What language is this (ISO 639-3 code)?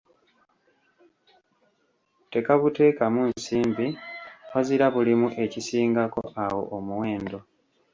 lug